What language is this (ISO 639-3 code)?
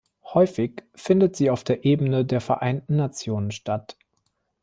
deu